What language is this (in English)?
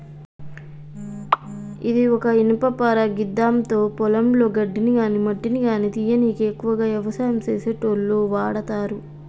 Telugu